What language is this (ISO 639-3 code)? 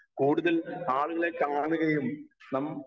mal